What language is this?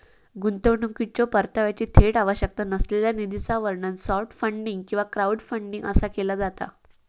Marathi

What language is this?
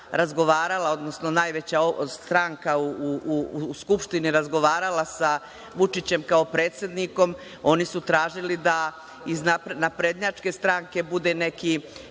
Serbian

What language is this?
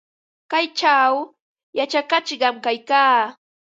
Ambo-Pasco Quechua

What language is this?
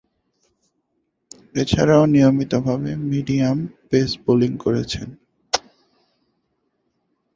Bangla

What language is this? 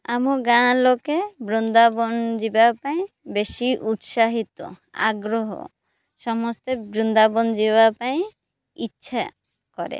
Odia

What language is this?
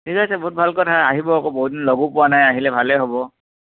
Assamese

